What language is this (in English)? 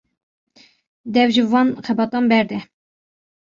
Kurdish